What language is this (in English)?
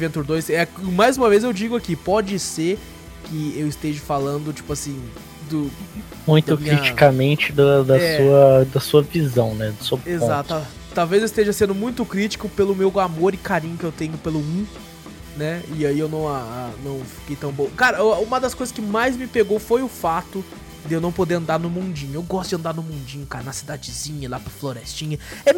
Portuguese